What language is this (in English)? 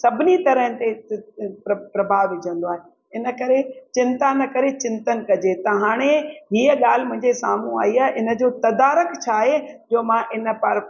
Sindhi